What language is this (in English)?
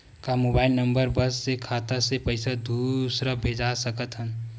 Chhattisgarhi